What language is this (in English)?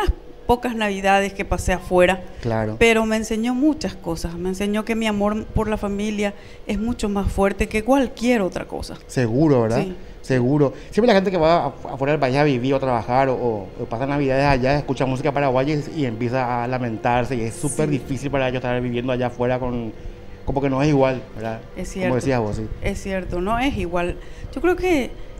Spanish